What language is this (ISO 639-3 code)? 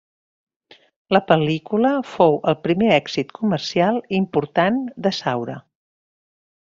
cat